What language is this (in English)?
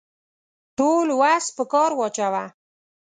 Pashto